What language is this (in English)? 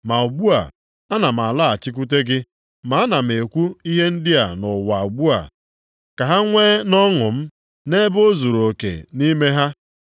Igbo